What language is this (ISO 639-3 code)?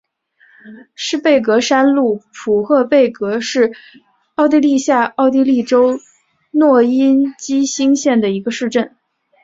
zho